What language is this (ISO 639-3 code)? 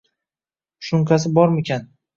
uzb